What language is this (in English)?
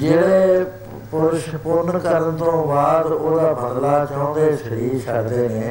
Punjabi